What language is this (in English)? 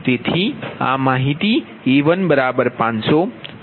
Gujarati